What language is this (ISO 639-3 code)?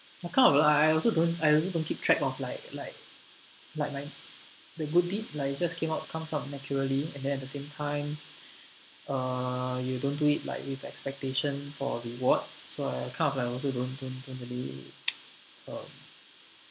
eng